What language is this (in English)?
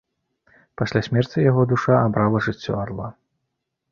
Belarusian